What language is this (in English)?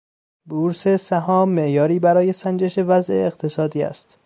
Persian